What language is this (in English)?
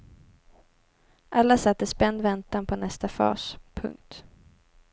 Swedish